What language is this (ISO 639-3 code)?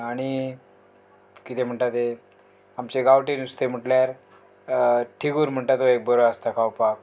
kok